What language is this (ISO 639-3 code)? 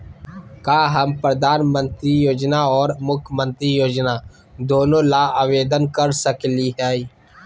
mag